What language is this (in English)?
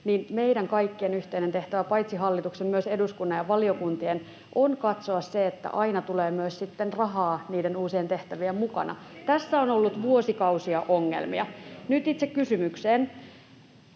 Finnish